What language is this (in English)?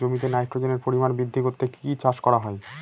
Bangla